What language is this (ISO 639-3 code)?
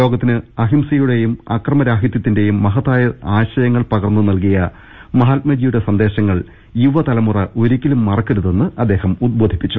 mal